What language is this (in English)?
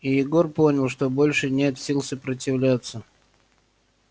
Russian